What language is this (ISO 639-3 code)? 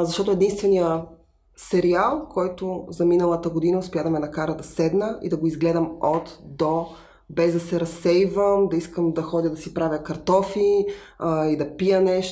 bul